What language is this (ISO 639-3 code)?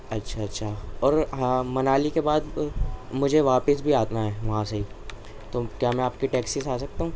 urd